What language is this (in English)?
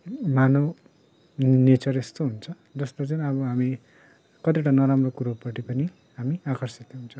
Nepali